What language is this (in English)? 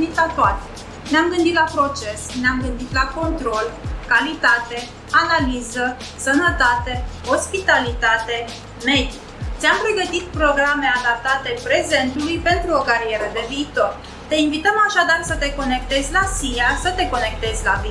Romanian